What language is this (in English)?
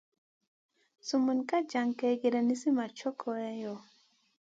Masana